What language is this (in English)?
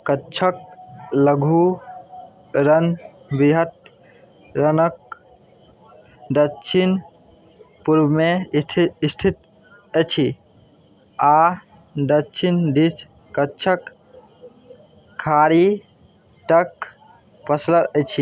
Maithili